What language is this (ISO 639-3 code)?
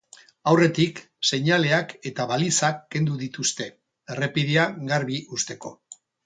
eus